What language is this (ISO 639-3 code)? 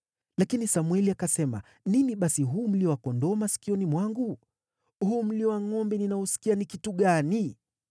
swa